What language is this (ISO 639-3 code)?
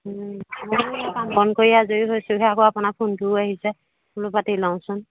asm